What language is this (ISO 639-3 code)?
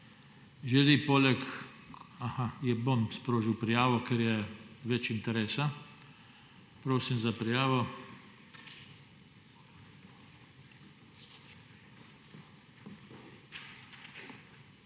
slv